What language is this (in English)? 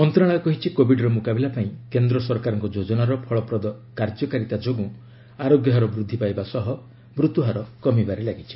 Odia